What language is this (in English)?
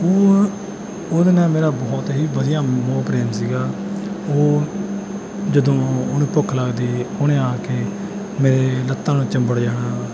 Punjabi